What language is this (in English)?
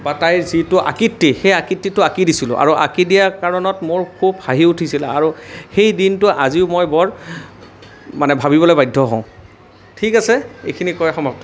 Assamese